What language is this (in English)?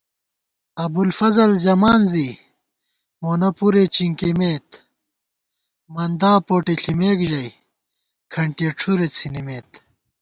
Gawar-Bati